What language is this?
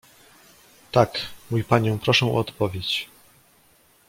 Polish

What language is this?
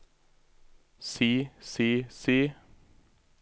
Norwegian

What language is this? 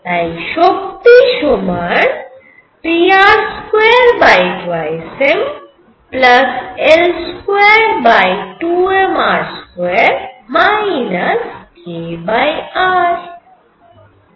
Bangla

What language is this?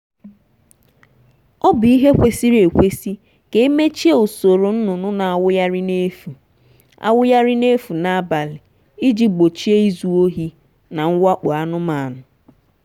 Igbo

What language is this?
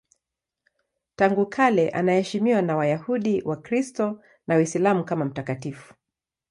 Swahili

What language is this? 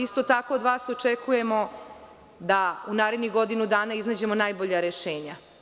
Serbian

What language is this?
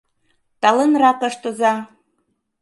Mari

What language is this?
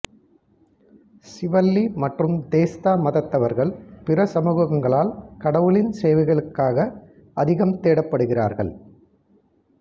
Tamil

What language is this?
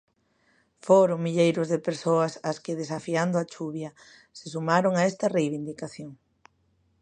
Galician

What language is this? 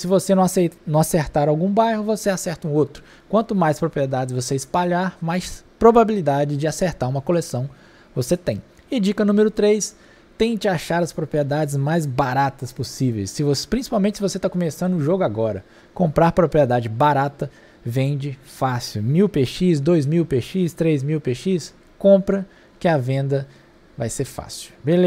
Portuguese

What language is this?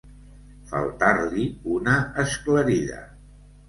Catalan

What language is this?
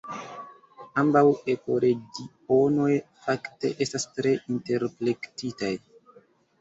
Esperanto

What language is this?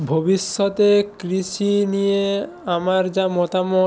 Bangla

